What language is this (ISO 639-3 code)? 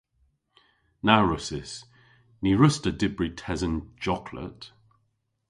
cor